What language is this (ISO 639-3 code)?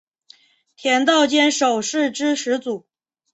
zho